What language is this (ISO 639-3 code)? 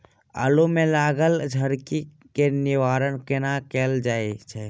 mai